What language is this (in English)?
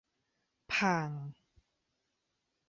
Thai